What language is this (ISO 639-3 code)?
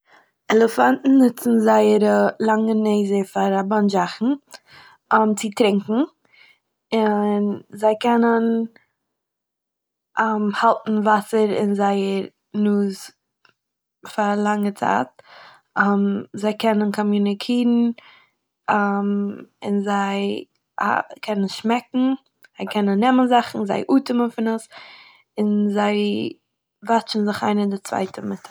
yid